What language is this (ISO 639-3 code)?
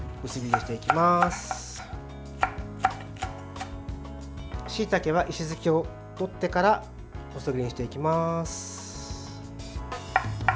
jpn